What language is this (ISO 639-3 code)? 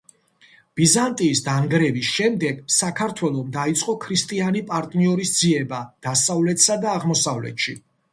kat